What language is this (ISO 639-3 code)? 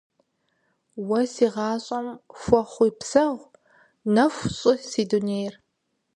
kbd